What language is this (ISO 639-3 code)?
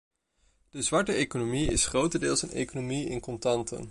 nld